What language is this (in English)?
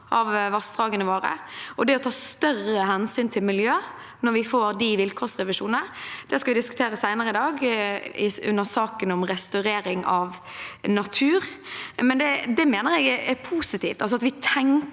Norwegian